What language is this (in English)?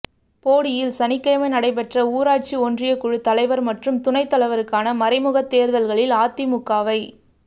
Tamil